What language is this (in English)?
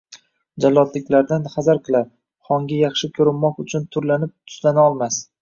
Uzbek